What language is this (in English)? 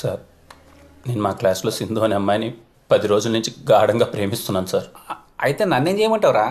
Telugu